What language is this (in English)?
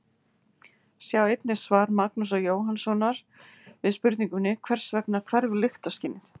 Icelandic